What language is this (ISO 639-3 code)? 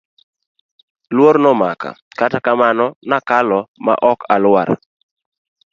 luo